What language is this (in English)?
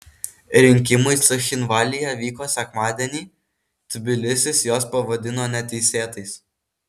Lithuanian